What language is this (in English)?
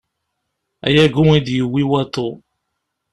Kabyle